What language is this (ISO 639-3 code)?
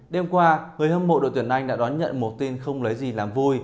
vie